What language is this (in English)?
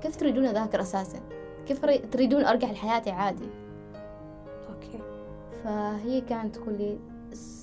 Arabic